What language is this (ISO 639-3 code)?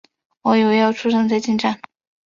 zho